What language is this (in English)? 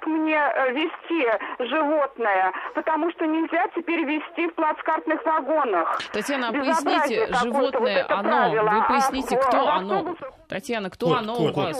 Russian